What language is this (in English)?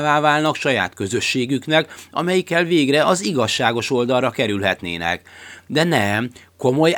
Hungarian